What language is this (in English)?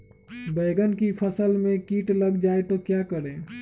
Magahi